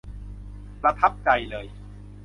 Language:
Thai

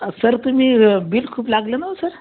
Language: Marathi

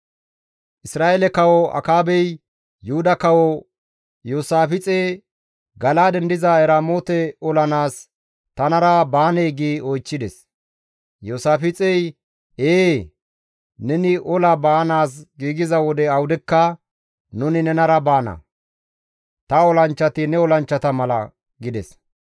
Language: Gamo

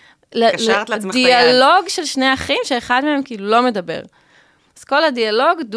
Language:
Hebrew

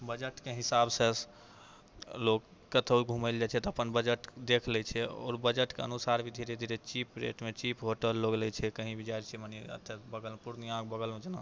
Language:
Maithili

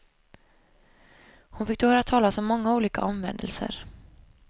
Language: Swedish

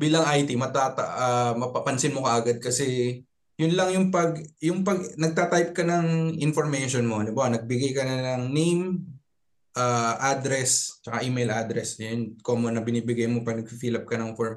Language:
Filipino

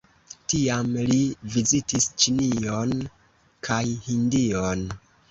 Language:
Esperanto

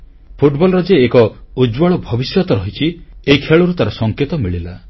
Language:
Odia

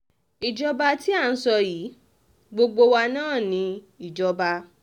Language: Yoruba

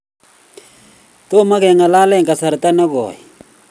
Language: Kalenjin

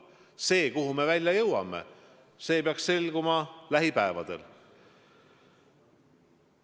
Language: Estonian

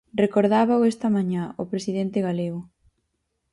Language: Galician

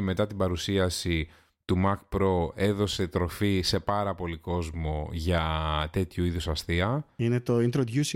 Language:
Greek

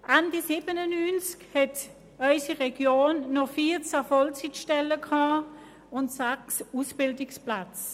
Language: Swiss German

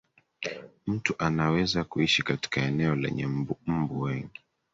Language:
Swahili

